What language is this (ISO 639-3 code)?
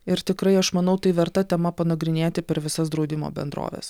lit